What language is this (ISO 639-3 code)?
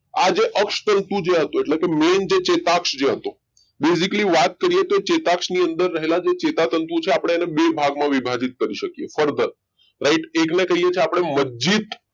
guj